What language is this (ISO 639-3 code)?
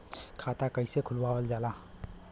bho